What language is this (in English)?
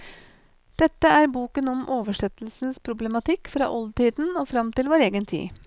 Norwegian